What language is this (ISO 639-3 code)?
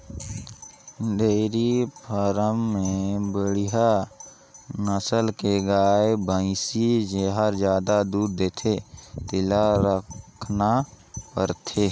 hne